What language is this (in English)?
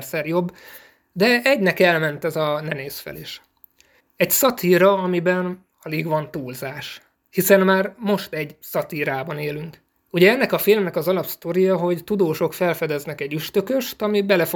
Hungarian